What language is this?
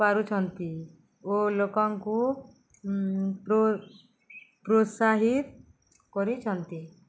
Odia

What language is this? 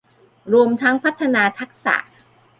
Thai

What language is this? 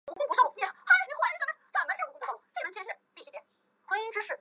Chinese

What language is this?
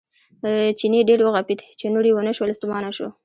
Pashto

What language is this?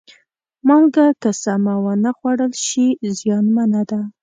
Pashto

